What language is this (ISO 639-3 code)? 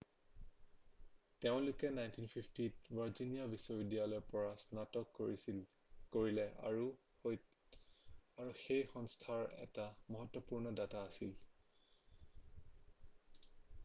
asm